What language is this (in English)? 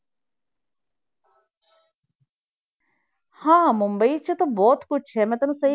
Punjabi